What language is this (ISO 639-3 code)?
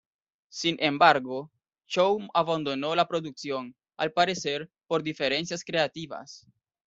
spa